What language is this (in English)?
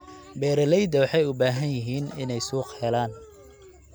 Somali